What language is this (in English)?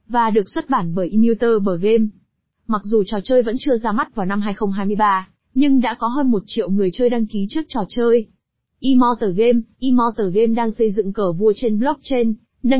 Vietnamese